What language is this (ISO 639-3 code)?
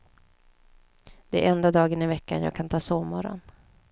swe